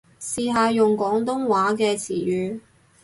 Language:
Cantonese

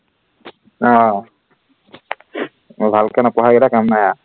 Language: Assamese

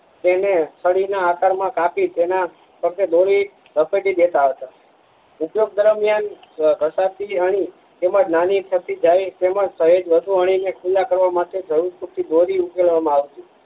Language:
Gujarati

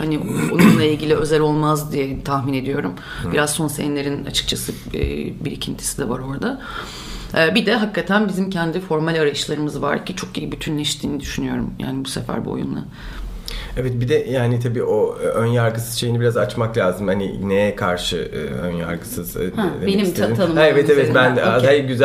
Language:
Turkish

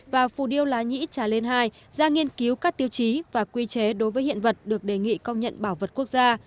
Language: Vietnamese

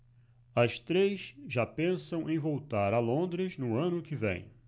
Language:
Portuguese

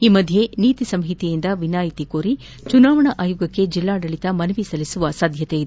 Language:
Kannada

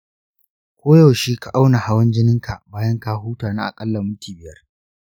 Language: Hausa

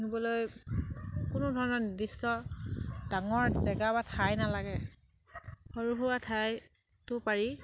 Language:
Assamese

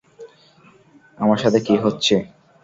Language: Bangla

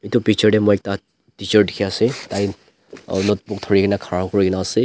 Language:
Naga Pidgin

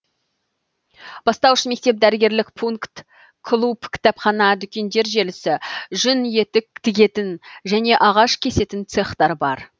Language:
Kazakh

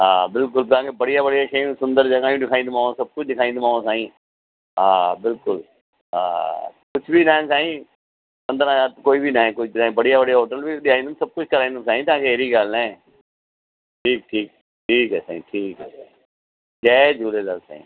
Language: Sindhi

